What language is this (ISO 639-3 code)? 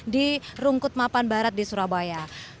ind